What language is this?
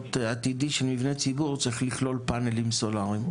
Hebrew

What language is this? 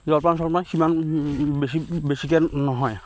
Assamese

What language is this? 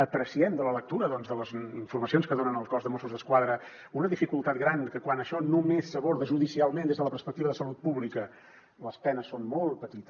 Catalan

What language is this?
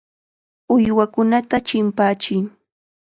Chiquián Ancash Quechua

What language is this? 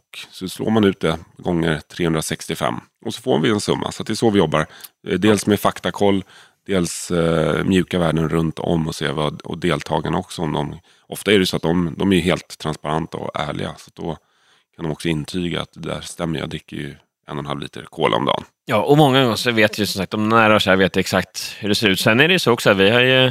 Swedish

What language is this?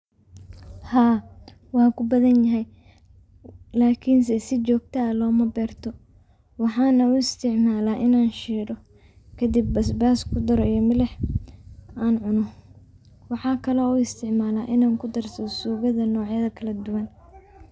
Somali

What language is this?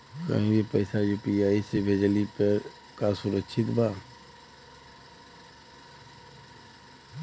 Bhojpuri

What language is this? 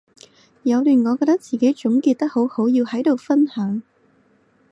Cantonese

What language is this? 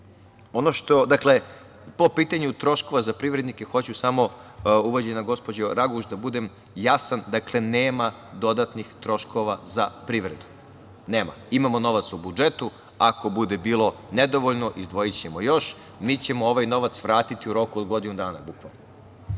Serbian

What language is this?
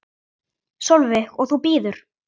Icelandic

